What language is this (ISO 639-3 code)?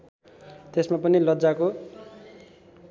nep